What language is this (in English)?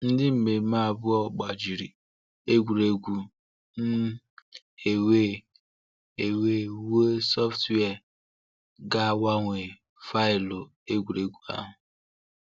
Igbo